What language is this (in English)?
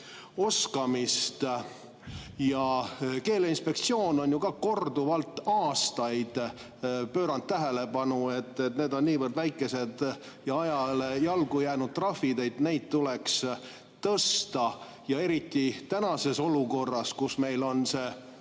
Estonian